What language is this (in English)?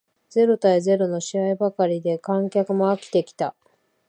Japanese